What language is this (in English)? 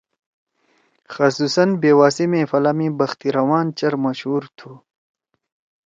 Torwali